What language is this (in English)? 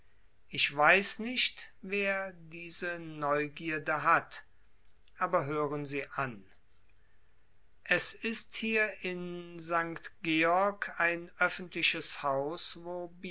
German